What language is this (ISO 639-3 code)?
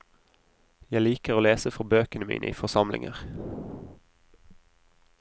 nor